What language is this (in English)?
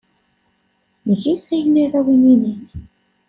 Kabyle